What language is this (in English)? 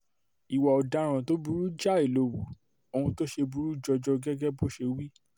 Yoruba